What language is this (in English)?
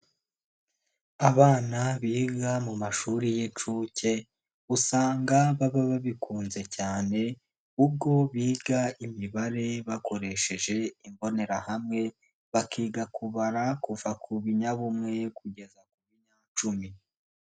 Kinyarwanda